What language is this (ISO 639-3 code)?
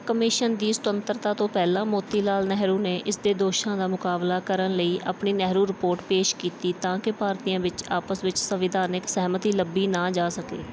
pan